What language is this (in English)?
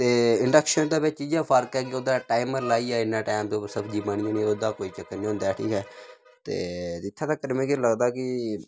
Dogri